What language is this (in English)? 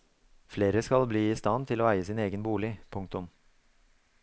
Norwegian